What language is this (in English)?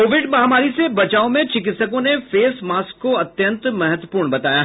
Hindi